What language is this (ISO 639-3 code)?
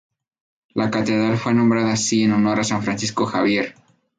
spa